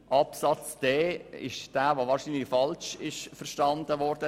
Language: Swiss German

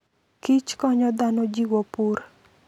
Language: Luo (Kenya and Tanzania)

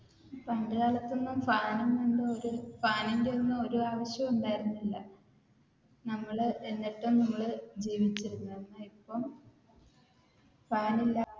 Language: Malayalam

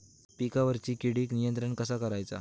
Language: Marathi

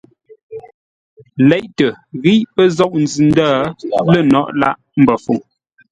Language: Ngombale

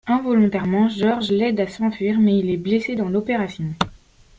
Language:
French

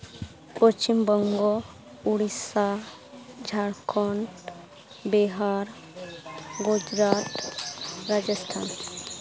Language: Santali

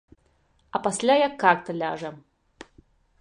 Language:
Belarusian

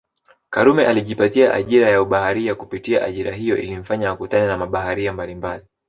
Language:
Swahili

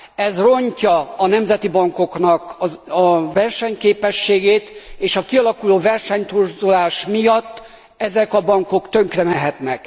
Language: Hungarian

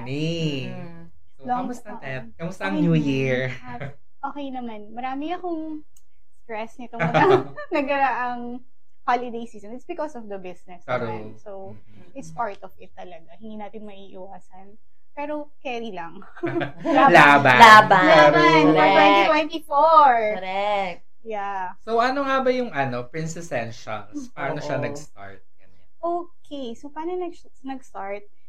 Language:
Filipino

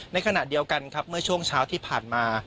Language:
Thai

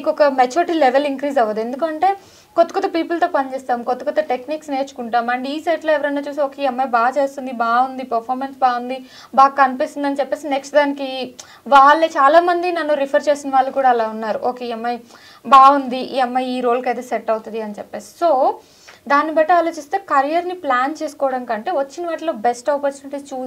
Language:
Telugu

